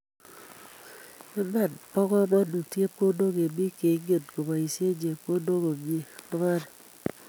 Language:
Kalenjin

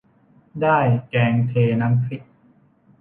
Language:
Thai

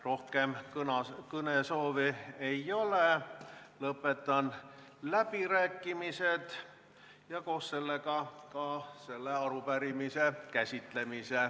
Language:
Estonian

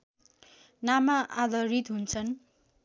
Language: Nepali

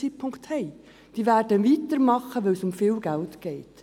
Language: Swiss German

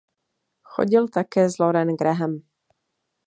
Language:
Czech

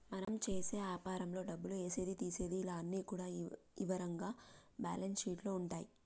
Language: Telugu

